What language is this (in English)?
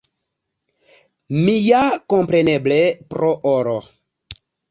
Esperanto